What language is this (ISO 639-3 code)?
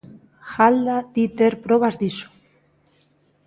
glg